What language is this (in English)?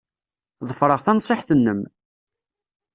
Kabyle